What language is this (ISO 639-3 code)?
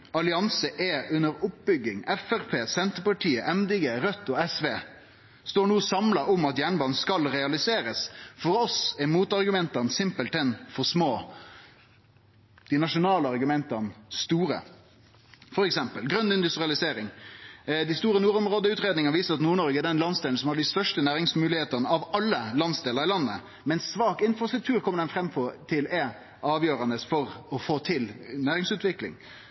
nno